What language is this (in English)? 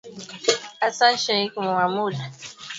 Swahili